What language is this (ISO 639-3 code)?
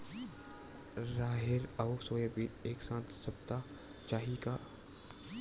hne